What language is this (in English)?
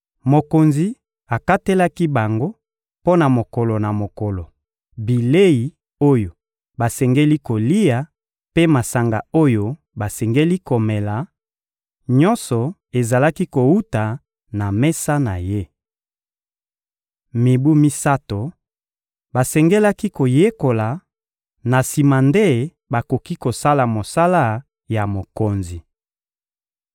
Lingala